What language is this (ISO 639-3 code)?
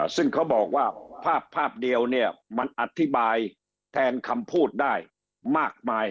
tha